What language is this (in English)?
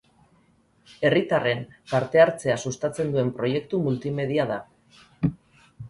Basque